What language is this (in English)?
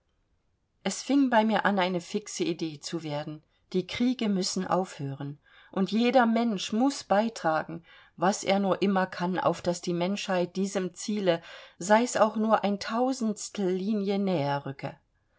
German